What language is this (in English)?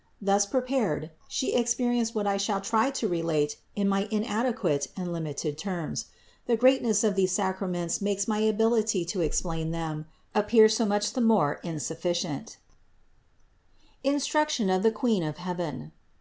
English